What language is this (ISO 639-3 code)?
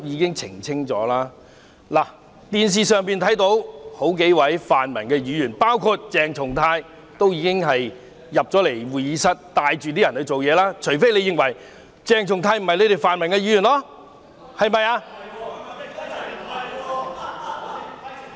yue